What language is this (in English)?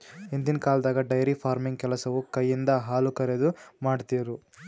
Kannada